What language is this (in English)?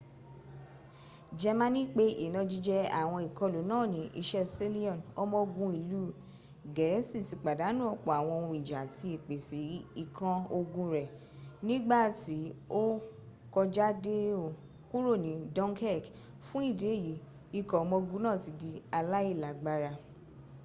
Yoruba